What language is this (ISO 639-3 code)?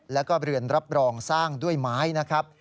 tha